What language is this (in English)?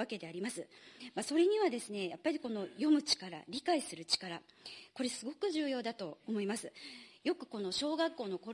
Japanese